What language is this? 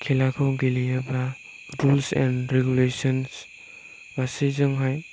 Bodo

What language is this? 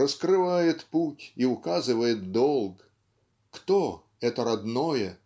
Russian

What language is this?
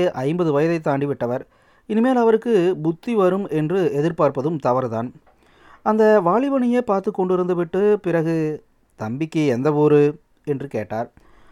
Tamil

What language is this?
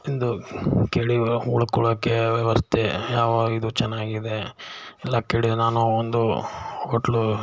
Kannada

